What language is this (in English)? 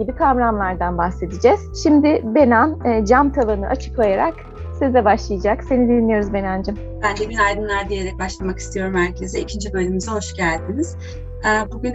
Turkish